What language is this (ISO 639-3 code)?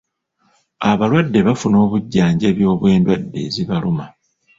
lug